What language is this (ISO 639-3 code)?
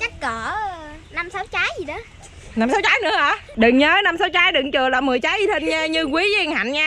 vie